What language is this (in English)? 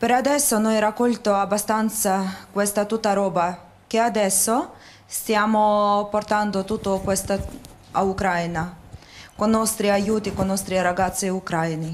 Italian